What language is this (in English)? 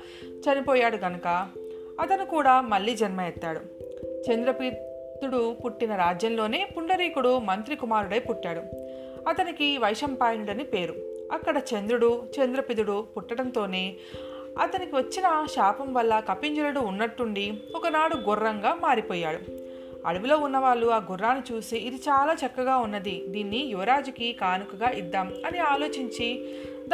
Telugu